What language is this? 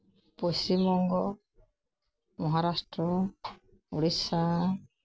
Santali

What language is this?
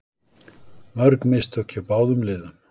Icelandic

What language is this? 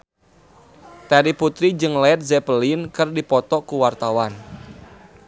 Sundanese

